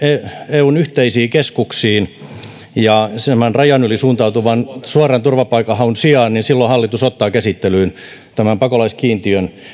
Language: Finnish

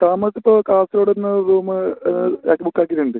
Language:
Malayalam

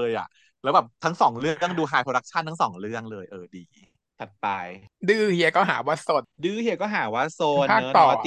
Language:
Thai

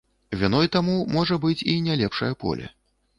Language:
Belarusian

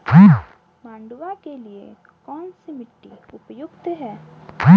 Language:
Hindi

